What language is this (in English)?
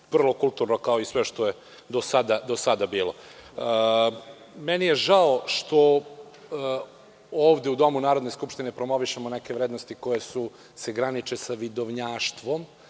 Serbian